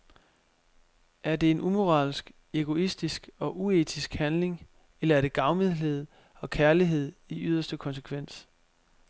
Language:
Danish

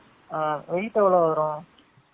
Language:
Tamil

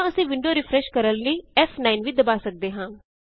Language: Punjabi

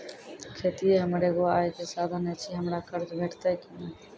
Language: Maithili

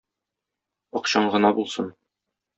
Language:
Tatar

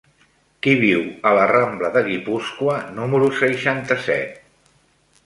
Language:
Catalan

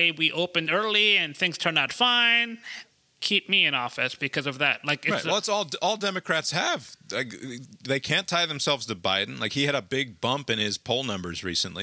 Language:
English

